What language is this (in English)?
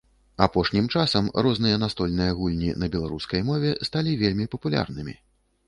Belarusian